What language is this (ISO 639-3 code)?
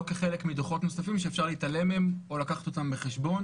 heb